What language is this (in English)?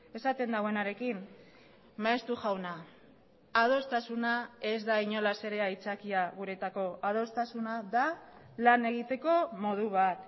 Basque